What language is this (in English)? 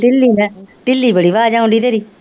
Punjabi